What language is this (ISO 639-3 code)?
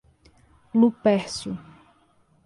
por